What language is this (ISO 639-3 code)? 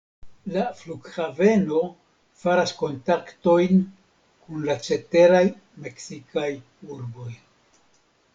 epo